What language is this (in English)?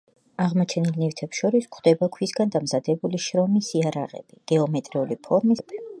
Georgian